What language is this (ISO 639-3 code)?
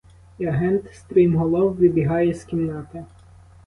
ukr